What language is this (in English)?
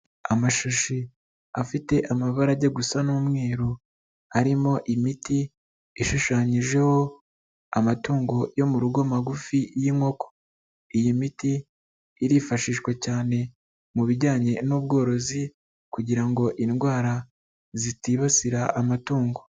Kinyarwanda